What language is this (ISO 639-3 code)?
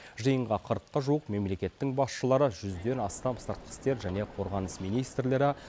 kaz